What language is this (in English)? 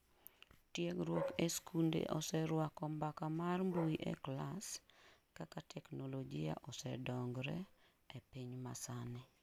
Luo (Kenya and Tanzania)